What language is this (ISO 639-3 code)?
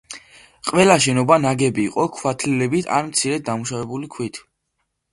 kat